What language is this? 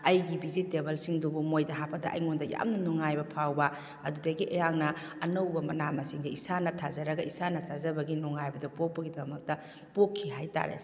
Manipuri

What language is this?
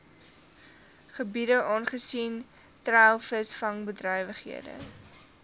Afrikaans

